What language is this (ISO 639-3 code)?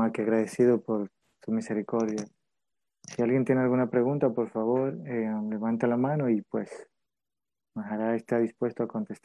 spa